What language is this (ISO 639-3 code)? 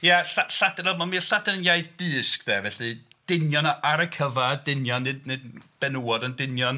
cym